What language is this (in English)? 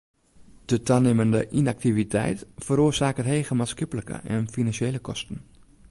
Western Frisian